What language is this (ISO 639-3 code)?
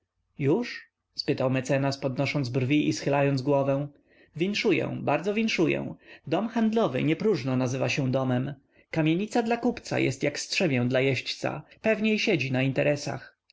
pol